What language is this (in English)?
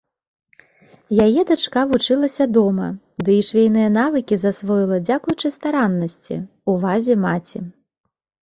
Belarusian